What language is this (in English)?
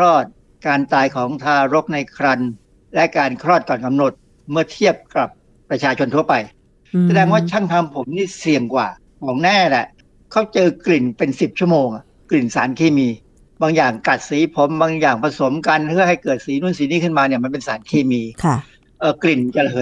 Thai